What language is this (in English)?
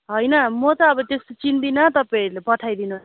Nepali